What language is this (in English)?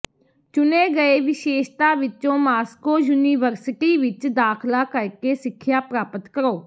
Punjabi